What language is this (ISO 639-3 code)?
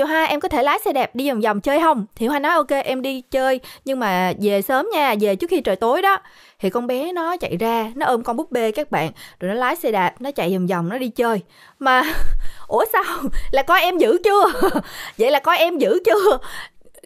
vie